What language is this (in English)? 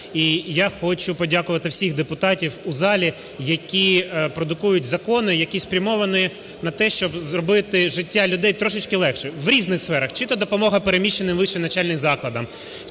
Ukrainian